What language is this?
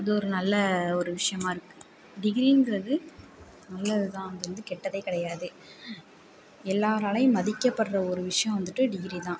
Tamil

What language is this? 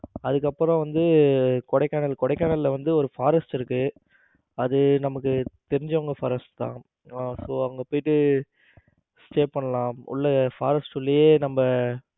Tamil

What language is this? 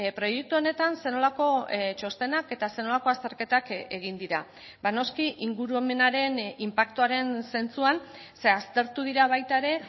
Basque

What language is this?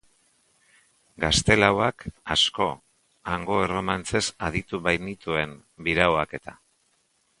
Basque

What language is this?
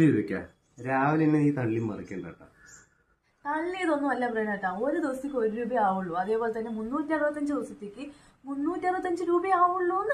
Arabic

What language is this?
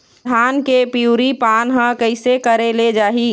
Chhattisgarhi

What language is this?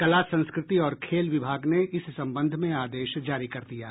Hindi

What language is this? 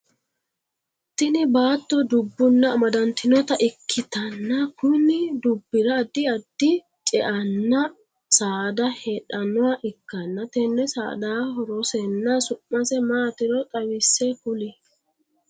Sidamo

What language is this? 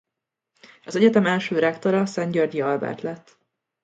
Hungarian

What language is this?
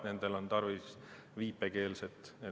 Estonian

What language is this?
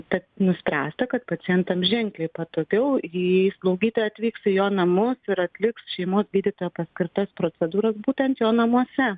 Lithuanian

